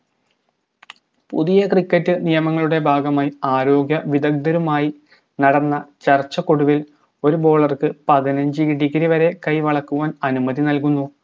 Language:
Malayalam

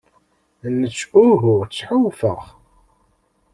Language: Kabyle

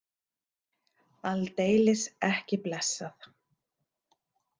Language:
Icelandic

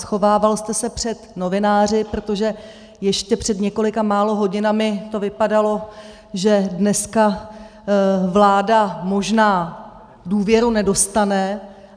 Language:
Czech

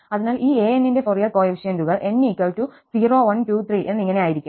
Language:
Malayalam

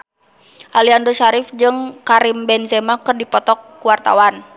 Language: Sundanese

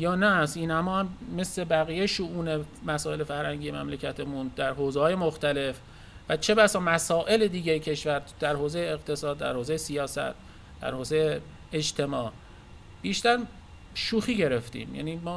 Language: Persian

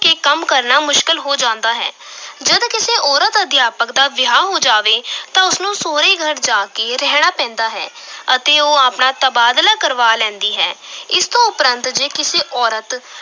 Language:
Punjabi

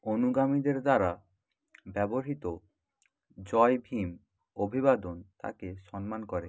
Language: Bangla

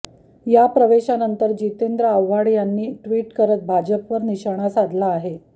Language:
Marathi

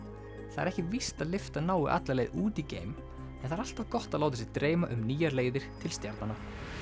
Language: Icelandic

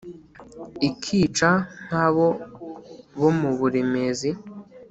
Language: Kinyarwanda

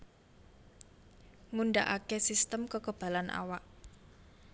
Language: Javanese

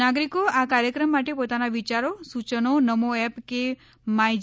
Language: Gujarati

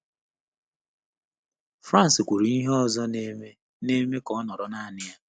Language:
Igbo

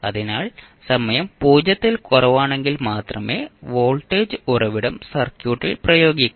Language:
Malayalam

